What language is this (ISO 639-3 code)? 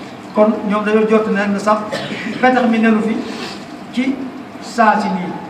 ara